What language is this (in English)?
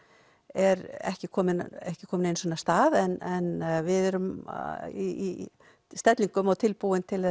Icelandic